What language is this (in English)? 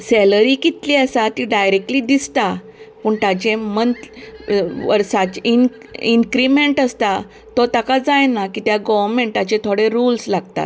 Konkani